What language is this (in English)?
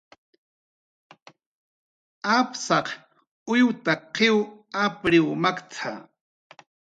Jaqaru